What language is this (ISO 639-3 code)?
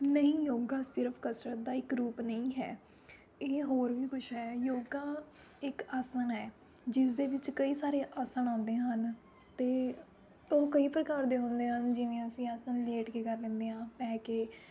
pan